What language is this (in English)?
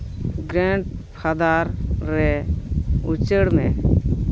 Santali